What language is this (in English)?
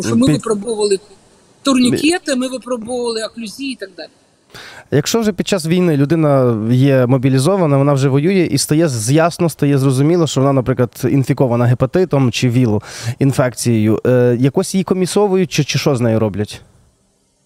Ukrainian